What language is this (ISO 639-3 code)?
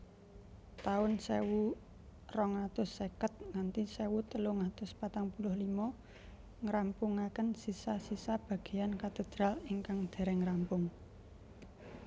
jav